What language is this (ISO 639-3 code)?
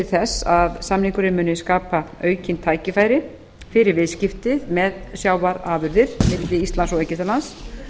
isl